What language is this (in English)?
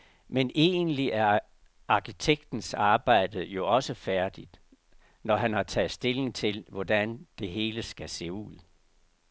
Danish